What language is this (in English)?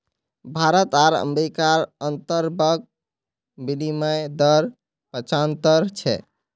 Magahi